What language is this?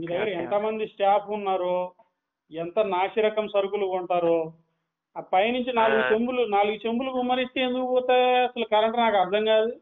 Telugu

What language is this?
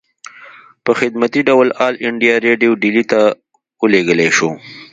Pashto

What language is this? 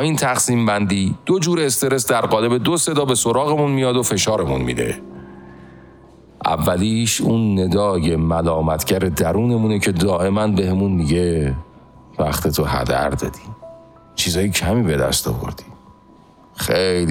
Persian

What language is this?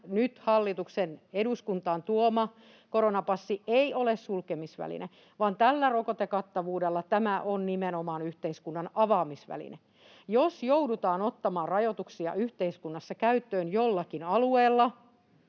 Finnish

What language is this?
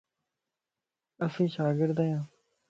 Lasi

